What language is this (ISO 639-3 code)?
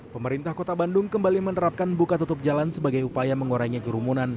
ind